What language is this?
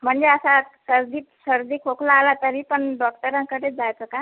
Marathi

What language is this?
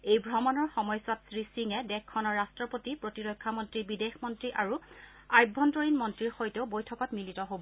Assamese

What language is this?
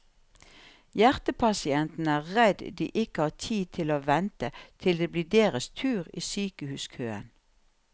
Norwegian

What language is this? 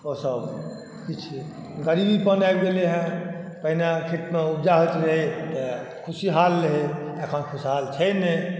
Maithili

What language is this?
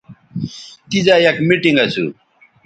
Bateri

